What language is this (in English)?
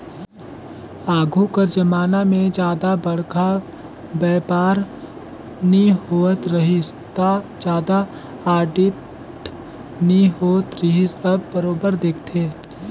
Chhattisgarhi